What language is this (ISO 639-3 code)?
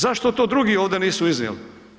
hrv